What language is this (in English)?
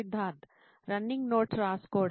Telugu